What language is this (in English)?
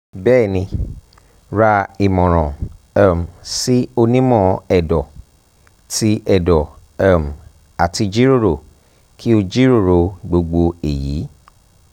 Yoruba